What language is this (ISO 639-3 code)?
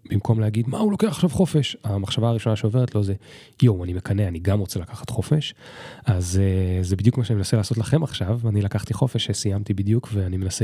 heb